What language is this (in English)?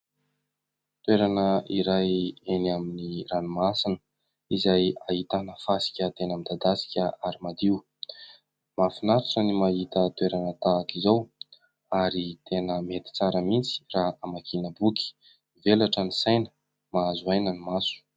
Malagasy